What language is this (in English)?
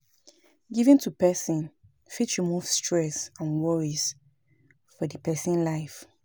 Nigerian Pidgin